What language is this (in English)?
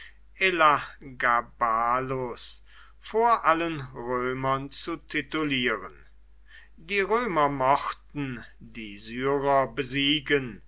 German